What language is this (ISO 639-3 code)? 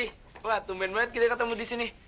ind